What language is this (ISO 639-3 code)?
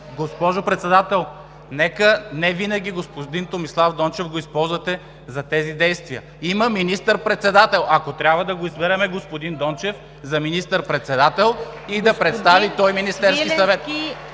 bul